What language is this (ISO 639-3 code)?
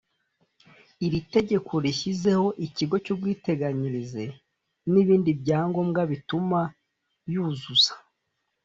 kin